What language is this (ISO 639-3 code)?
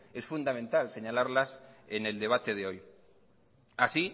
spa